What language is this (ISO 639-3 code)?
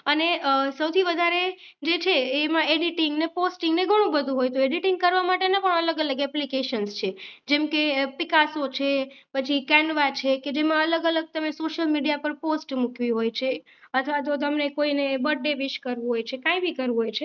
guj